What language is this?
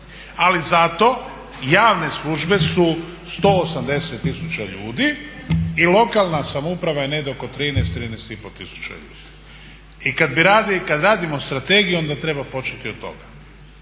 Croatian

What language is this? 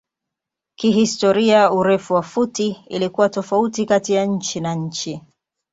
Swahili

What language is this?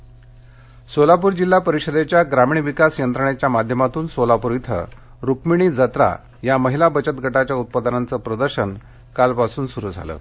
Marathi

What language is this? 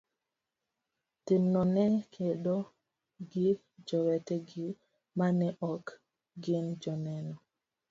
Luo (Kenya and Tanzania)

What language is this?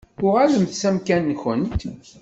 Kabyle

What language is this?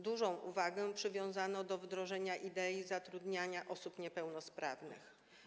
Polish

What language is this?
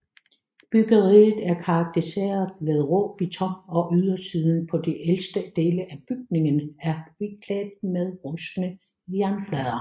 Danish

